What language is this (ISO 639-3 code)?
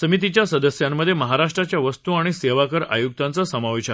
mar